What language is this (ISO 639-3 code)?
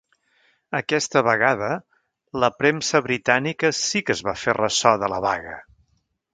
cat